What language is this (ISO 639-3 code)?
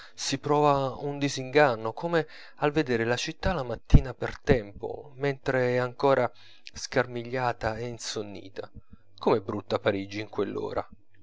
ita